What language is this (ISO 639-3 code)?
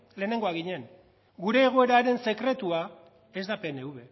eus